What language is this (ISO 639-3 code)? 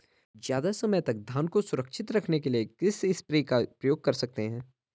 hin